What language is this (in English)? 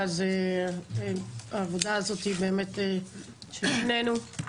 Hebrew